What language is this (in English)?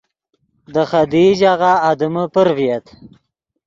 Yidgha